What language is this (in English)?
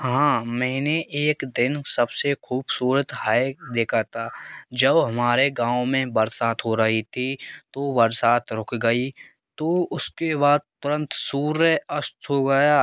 Hindi